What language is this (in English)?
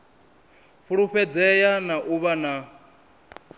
Venda